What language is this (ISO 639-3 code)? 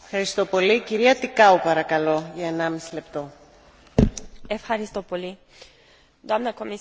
ron